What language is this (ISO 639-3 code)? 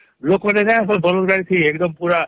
ori